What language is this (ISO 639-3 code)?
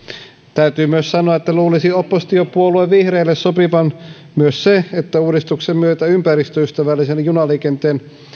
fin